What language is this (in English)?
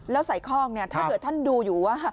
Thai